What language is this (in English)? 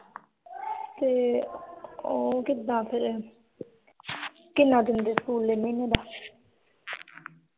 Punjabi